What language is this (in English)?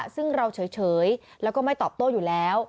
Thai